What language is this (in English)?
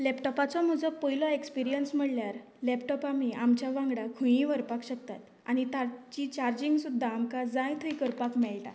Konkani